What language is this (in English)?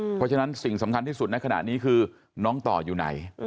Thai